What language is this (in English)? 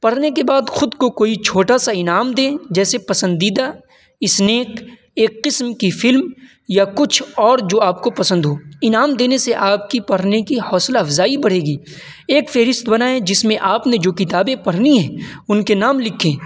Urdu